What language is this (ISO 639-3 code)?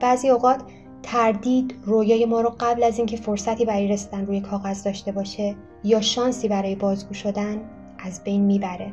fas